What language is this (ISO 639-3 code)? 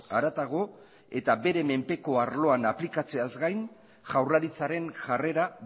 eus